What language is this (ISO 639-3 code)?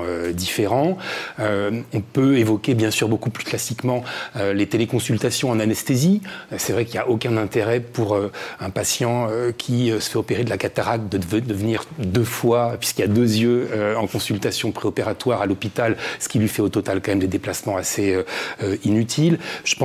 fra